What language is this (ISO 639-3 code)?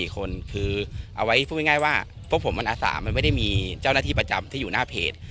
tha